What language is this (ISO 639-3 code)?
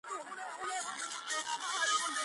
kat